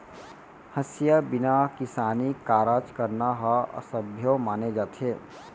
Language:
Chhattisgarhi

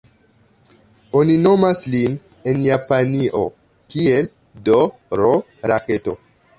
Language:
Esperanto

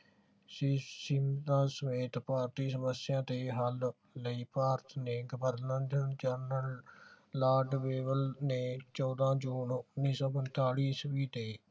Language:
Punjabi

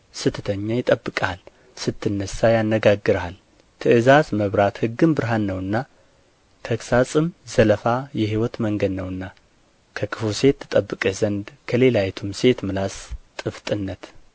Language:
Amharic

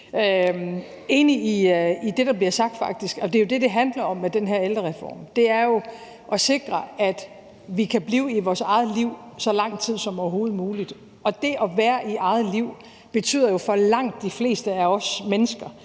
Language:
Danish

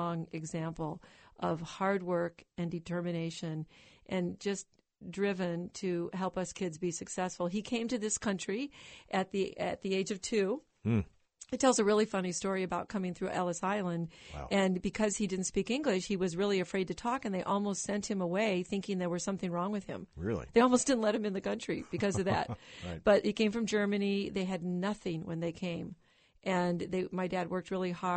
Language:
English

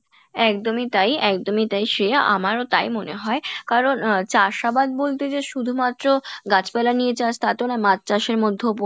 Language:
Bangla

